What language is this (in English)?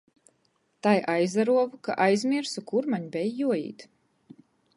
Latgalian